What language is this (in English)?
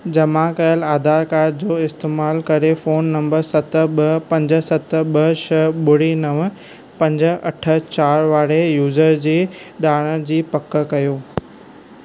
Sindhi